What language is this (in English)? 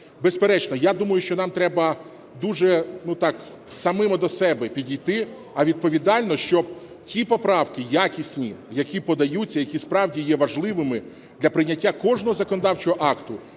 Ukrainian